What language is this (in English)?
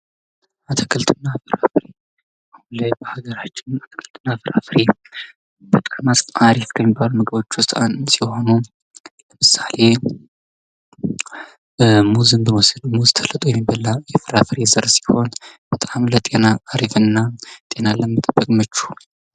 Amharic